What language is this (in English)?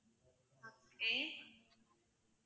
Tamil